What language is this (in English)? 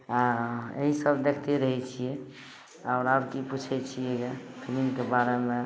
Maithili